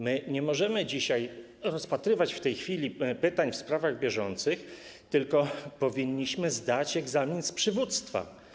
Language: Polish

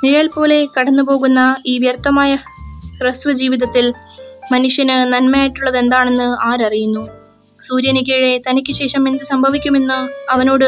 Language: Malayalam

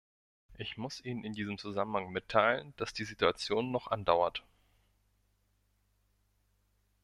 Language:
German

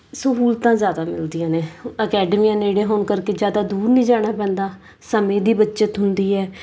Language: Punjabi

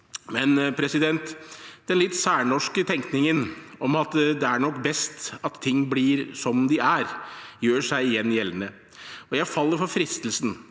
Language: Norwegian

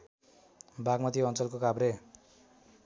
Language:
Nepali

